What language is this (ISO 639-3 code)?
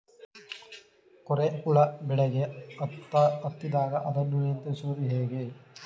kan